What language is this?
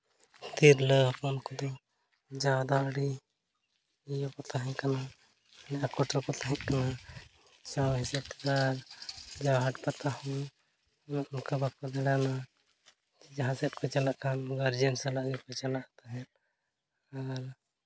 Santali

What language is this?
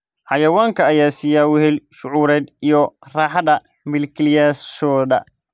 Somali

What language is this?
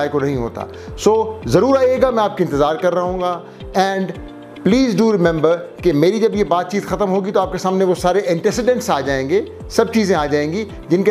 Vietnamese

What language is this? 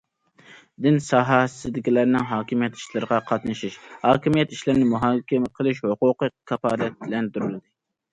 Uyghur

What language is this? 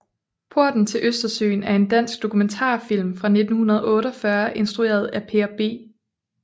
Danish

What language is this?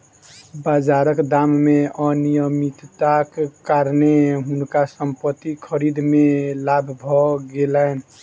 Maithili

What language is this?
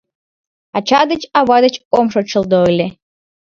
Mari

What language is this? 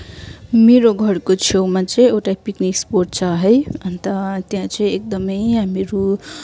Nepali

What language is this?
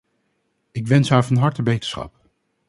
Dutch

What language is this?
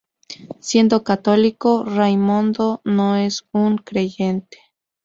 Spanish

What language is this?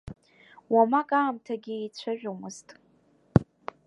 Abkhazian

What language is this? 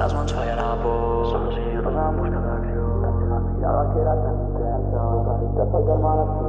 Catalan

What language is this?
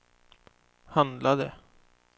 Swedish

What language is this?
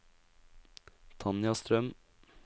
Norwegian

